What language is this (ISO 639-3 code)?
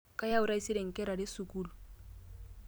mas